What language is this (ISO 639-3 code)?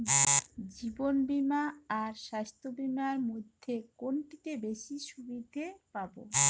ben